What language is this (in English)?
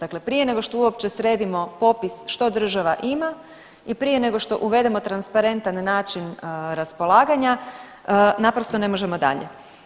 Croatian